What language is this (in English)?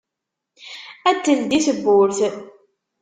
Kabyle